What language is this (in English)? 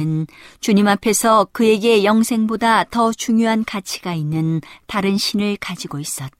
Korean